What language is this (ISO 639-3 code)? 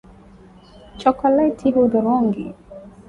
swa